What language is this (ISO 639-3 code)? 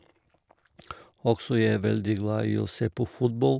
nor